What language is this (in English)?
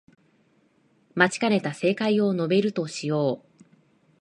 Japanese